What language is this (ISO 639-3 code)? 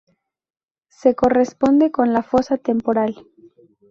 spa